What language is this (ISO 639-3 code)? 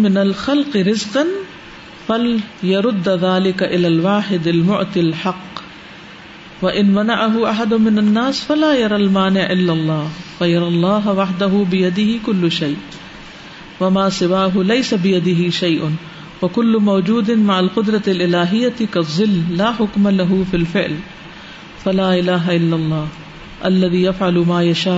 urd